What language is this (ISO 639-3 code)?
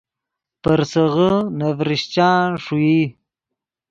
ydg